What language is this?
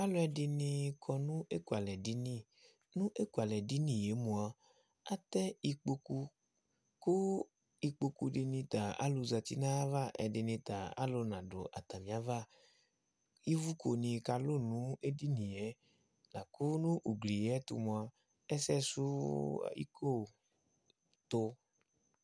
Ikposo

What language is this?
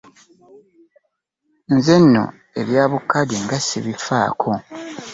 Ganda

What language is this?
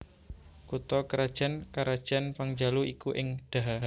Javanese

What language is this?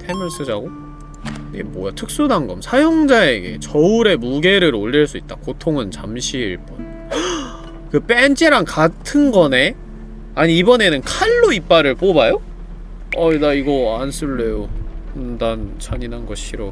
Korean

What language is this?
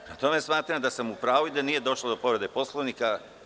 Serbian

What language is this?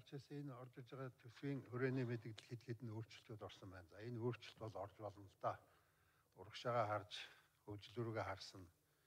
Turkish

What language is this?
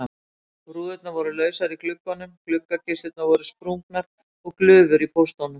Icelandic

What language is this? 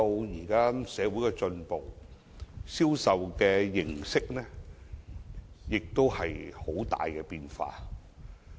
Cantonese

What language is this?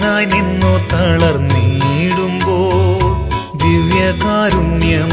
Arabic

